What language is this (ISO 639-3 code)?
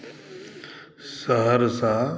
mai